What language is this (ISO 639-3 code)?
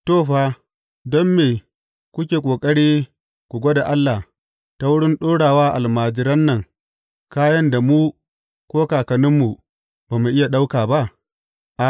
hau